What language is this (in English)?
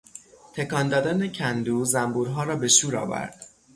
Persian